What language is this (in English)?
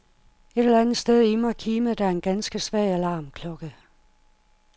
Danish